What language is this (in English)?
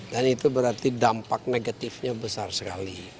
Indonesian